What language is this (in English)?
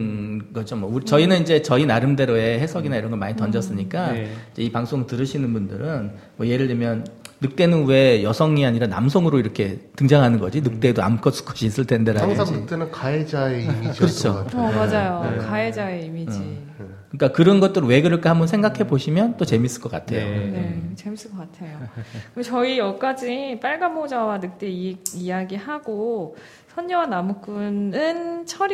Korean